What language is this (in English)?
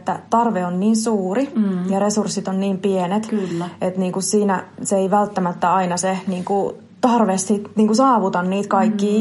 Finnish